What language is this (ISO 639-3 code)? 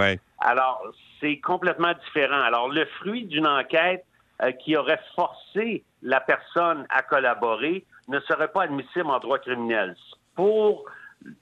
fra